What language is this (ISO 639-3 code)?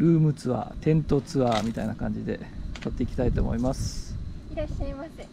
jpn